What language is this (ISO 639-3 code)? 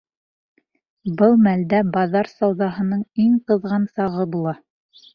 bak